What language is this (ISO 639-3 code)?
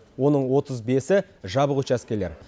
kaz